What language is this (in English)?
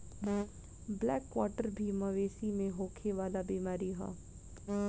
Bhojpuri